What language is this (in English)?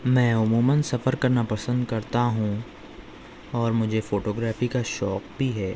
Urdu